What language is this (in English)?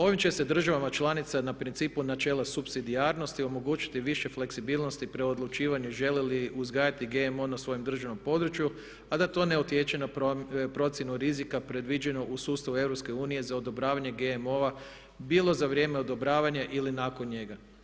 Croatian